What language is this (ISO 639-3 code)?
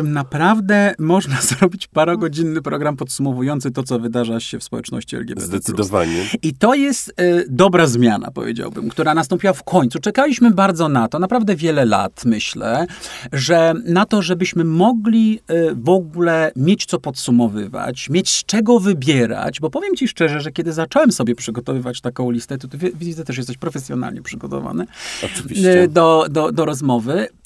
pol